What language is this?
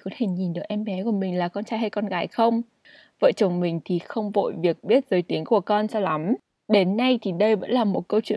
Vietnamese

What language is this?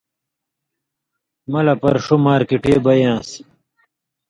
Indus Kohistani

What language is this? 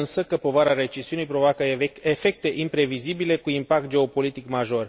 Romanian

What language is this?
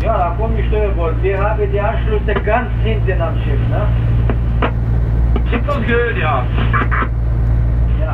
Dutch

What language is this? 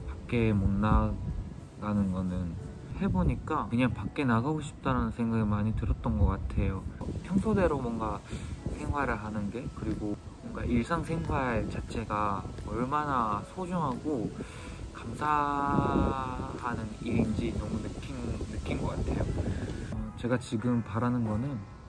Korean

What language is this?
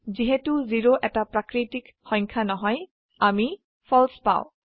Assamese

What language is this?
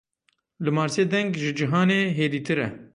Kurdish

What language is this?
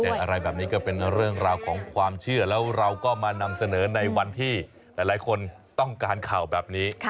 Thai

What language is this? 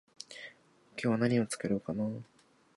Japanese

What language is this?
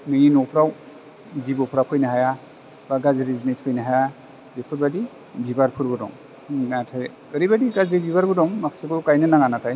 Bodo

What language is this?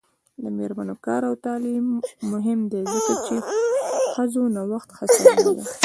Pashto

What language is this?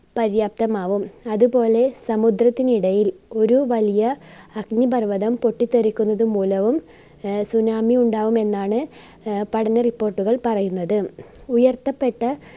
Malayalam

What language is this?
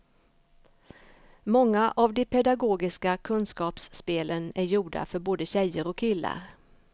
Swedish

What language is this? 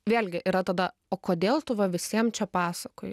Lithuanian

